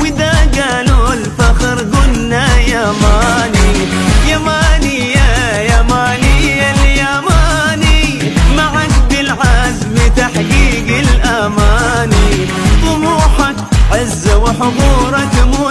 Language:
Arabic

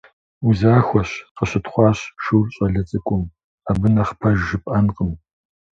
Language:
Kabardian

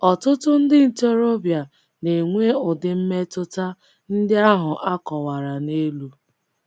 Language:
Igbo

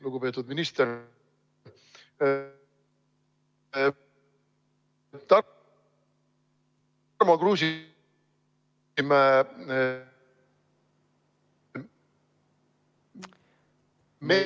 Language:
Estonian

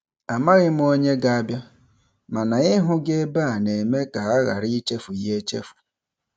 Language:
Igbo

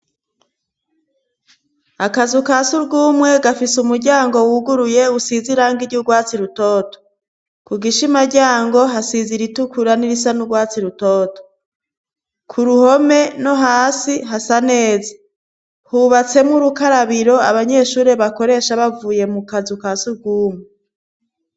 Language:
Rundi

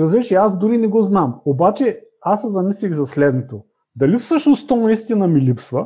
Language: Bulgarian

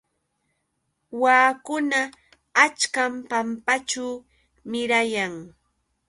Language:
Yauyos Quechua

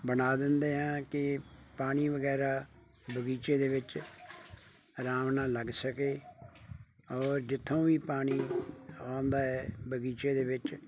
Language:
Punjabi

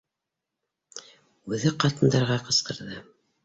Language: Bashkir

